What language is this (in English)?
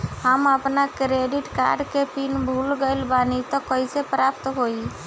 Bhojpuri